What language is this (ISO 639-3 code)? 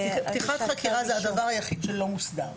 heb